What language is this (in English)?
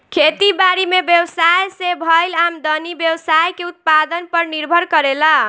Bhojpuri